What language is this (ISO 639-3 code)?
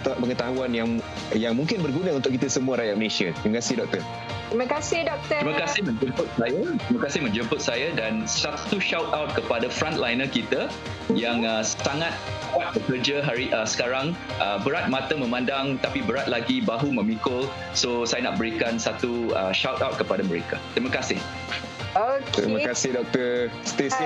msa